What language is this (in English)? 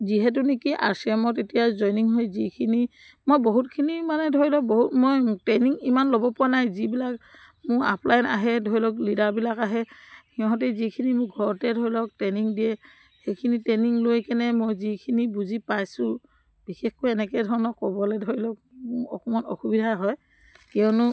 Assamese